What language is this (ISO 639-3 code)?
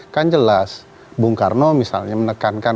ind